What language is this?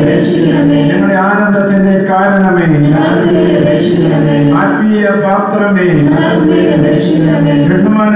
Malayalam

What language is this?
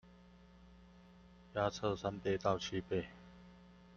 Chinese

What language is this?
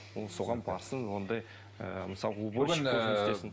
Kazakh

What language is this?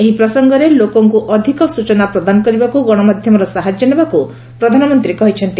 Odia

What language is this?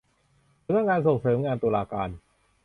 Thai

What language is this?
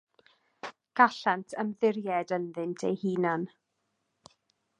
Welsh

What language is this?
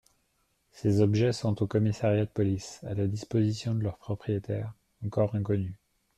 French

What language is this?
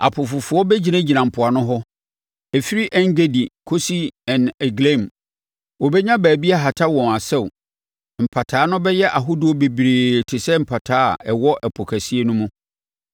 Akan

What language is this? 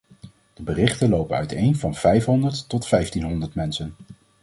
Dutch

